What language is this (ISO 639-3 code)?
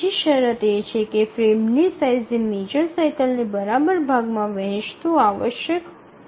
guj